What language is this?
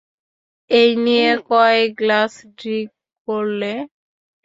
Bangla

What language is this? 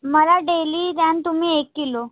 Marathi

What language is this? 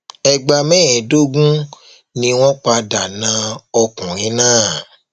Yoruba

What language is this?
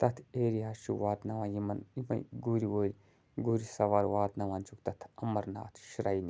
Kashmiri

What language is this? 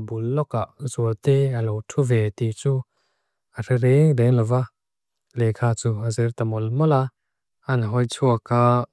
Mizo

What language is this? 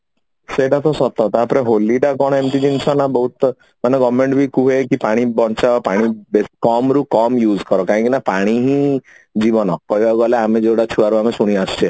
Odia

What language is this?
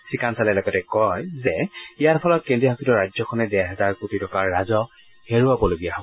Assamese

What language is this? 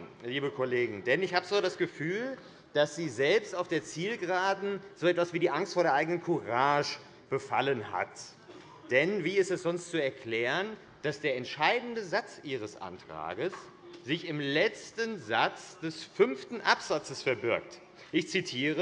German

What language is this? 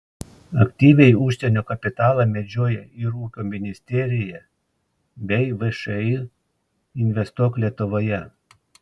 Lithuanian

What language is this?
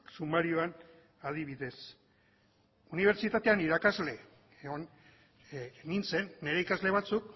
Basque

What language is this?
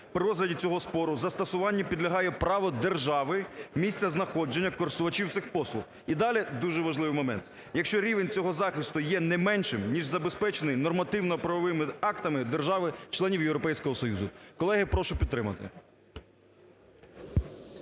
Ukrainian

